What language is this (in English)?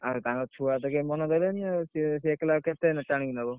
Odia